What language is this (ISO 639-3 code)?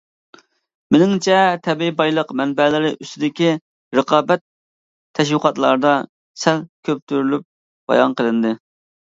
uig